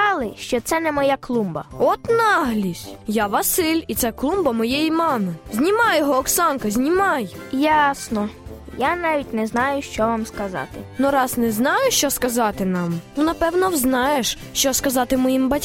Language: Ukrainian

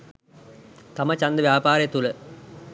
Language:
Sinhala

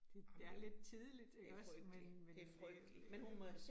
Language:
Danish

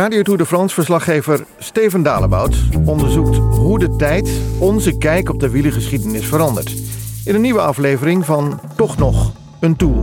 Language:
Dutch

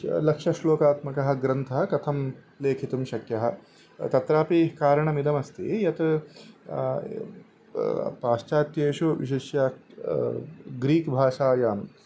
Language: Sanskrit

